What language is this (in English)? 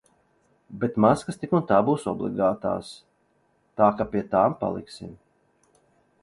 Latvian